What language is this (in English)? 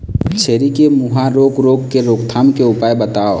Chhattisgarhi